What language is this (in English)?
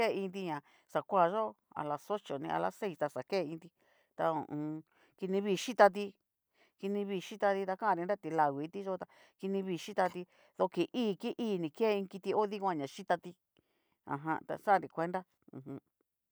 Cacaloxtepec Mixtec